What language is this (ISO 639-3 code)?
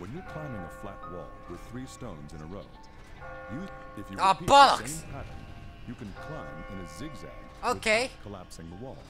eng